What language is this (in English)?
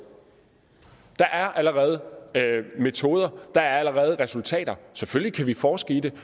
Danish